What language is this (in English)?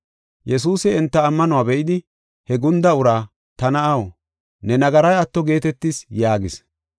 Gofa